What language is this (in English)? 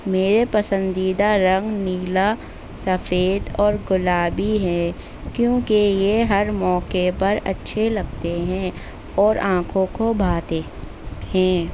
Urdu